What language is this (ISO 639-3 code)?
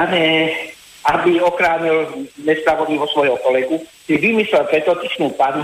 slk